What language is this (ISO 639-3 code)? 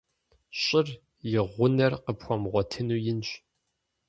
kbd